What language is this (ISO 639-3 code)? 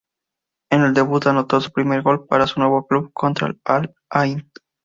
spa